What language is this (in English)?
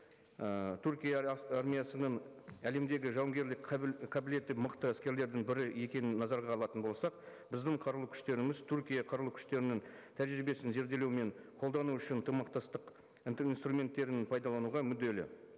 Kazakh